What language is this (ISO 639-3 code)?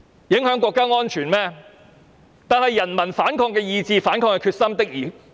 yue